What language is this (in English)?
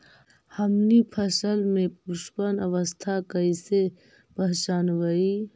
Magahi